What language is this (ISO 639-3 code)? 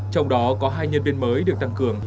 vie